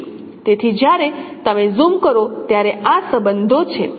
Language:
Gujarati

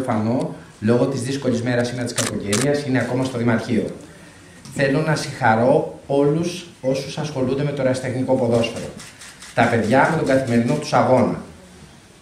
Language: Greek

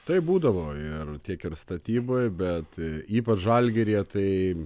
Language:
Lithuanian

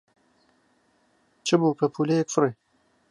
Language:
Central Kurdish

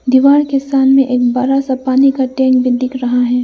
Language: Hindi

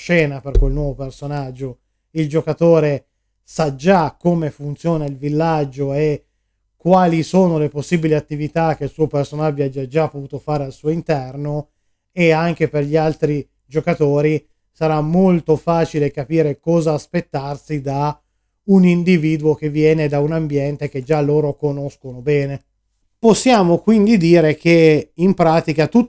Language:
Italian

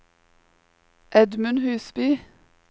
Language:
Norwegian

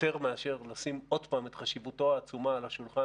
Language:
Hebrew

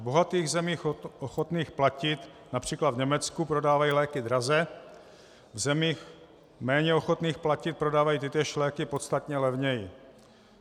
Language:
Czech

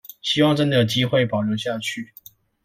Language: Chinese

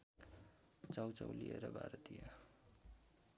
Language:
Nepali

